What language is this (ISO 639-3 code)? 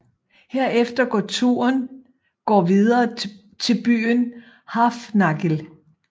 dan